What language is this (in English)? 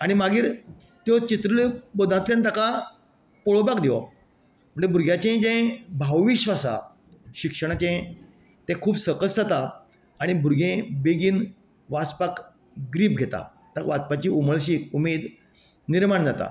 Konkani